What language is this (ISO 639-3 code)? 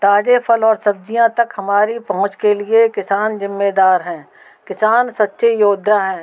hin